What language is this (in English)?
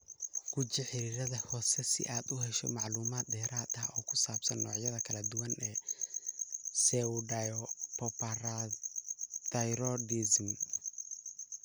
Somali